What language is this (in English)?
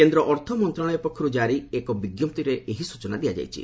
Odia